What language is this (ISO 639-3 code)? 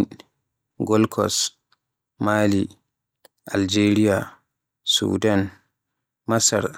fue